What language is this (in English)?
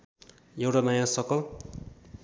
Nepali